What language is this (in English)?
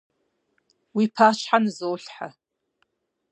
Kabardian